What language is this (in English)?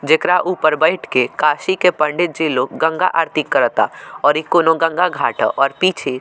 Bhojpuri